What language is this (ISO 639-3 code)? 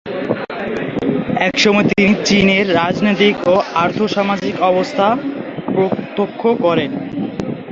ben